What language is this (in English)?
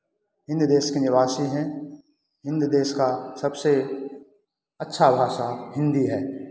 Hindi